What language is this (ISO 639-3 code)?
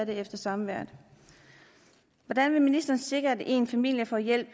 dan